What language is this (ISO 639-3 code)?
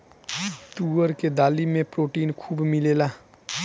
bho